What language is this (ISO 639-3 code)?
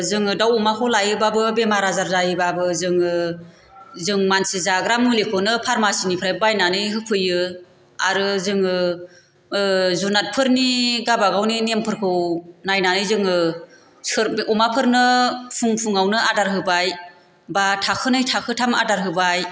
brx